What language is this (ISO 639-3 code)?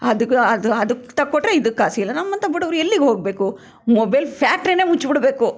kan